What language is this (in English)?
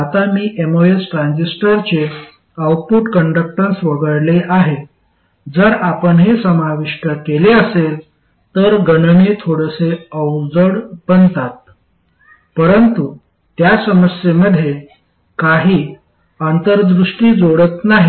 Marathi